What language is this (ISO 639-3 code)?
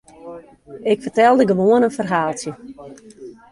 fry